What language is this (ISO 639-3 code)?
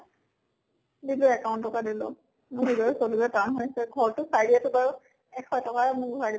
asm